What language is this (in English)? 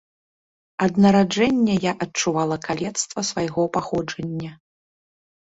Belarusian